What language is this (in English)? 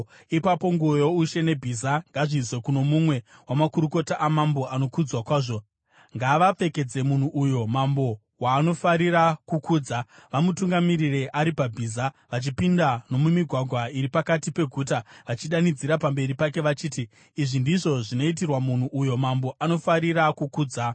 Shona